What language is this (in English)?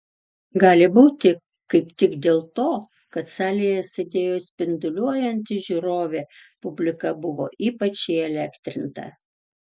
Lithuanian